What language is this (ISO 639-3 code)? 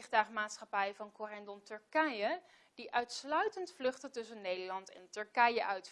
nld